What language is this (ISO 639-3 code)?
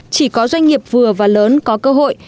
vie